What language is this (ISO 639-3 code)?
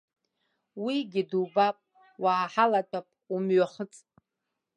abk